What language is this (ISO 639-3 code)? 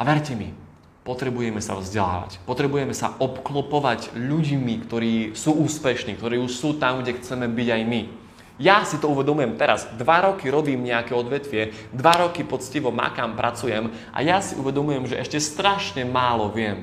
slk